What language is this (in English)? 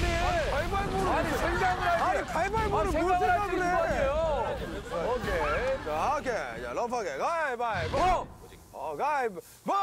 Korean